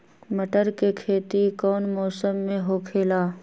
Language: Magahi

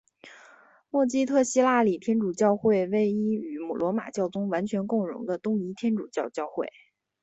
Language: Chinese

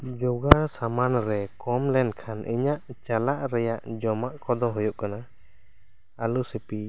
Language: Santali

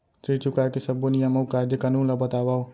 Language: Chhattisgarhi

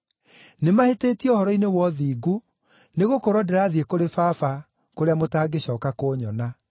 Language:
Kikuyu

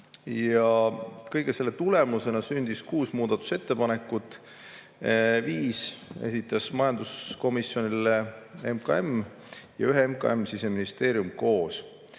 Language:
Estonian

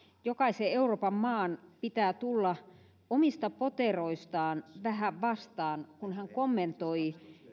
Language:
Finnish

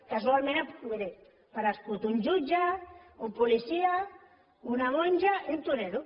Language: Catalan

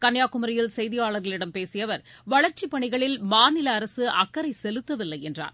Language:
Tamil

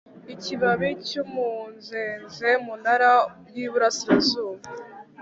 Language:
Kinyarwanda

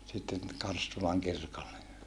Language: Finnish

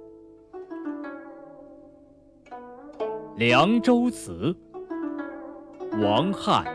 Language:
Chinese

